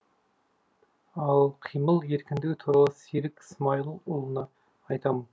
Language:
Kazakh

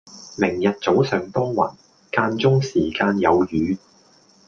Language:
Cantonese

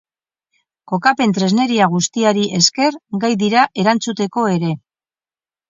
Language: Basque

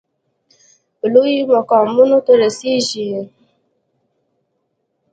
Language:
Pashto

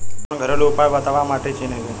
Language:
Bhojpuri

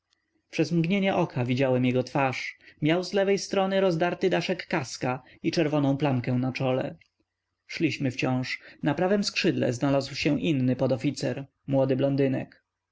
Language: Polish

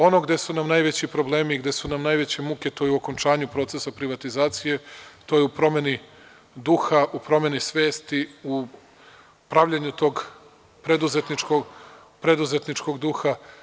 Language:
Serbian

